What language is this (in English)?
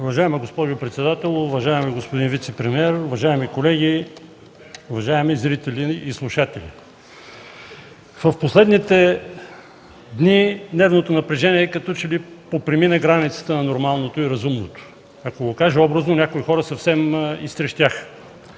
Bulgarian